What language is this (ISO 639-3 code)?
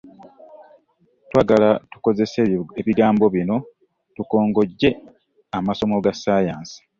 lug